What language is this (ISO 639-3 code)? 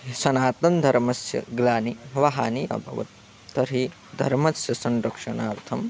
san